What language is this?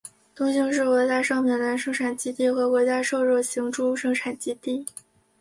Chinese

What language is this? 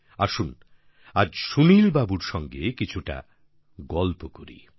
Bangla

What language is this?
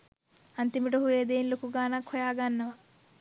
Sinhala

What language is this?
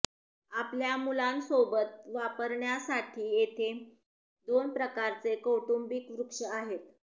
Marathi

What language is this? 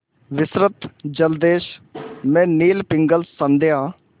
Hindi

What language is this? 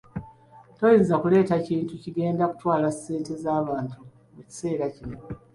Ganda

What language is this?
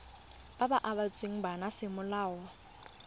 Tswana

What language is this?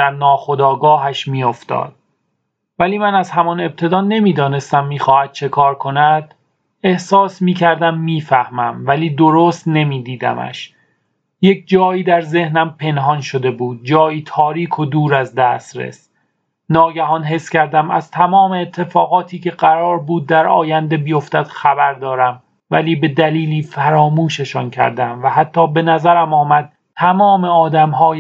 Persian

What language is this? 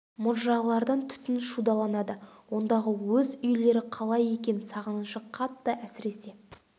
Kazakh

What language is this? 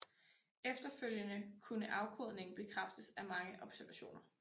Danish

